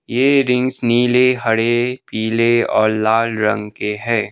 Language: Hindi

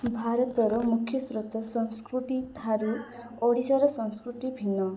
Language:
Odia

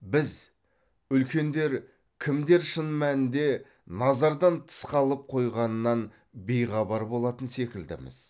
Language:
Kazakh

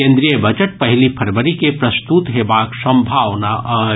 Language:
Maithili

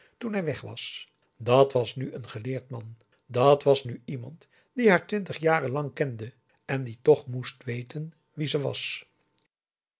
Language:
Dutch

